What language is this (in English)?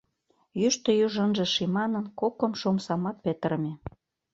Mari